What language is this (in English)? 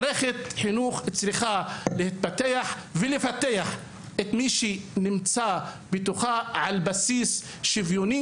Hebrew